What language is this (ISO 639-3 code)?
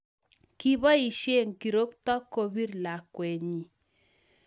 kln